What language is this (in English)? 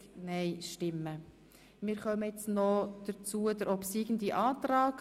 Swiss German